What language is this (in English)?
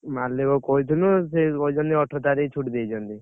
Odia